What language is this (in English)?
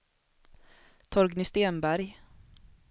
Swedish